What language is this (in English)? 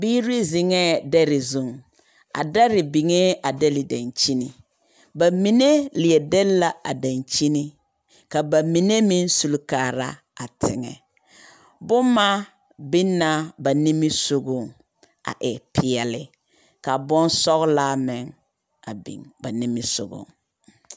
Southern Dagaare